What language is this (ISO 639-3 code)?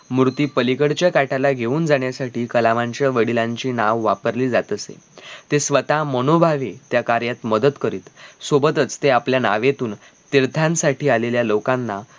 mar